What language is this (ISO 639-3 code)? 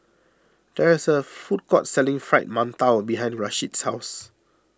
eng